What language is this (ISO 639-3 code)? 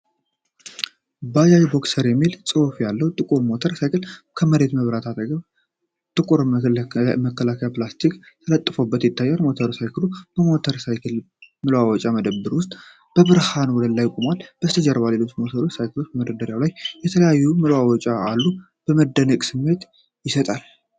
amh